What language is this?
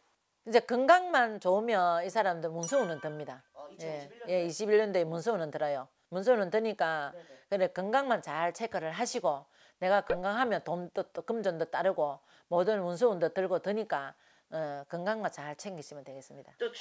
Korean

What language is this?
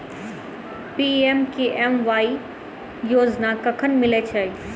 Maithili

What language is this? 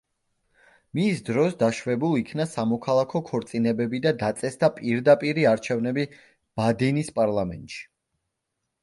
Georgian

